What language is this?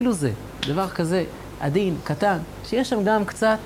Hebrew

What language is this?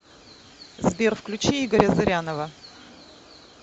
Russian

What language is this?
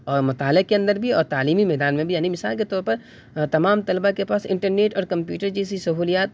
Urdu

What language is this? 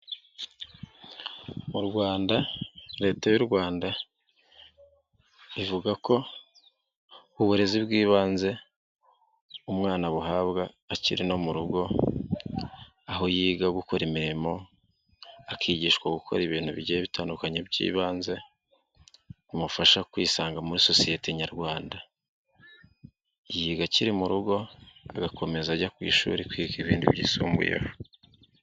Kinyarwanda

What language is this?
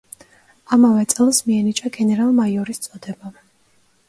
Georgian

